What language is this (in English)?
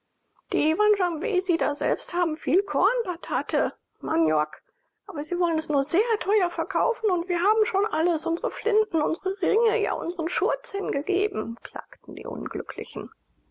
German